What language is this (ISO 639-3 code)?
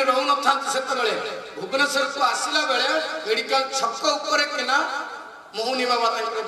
hin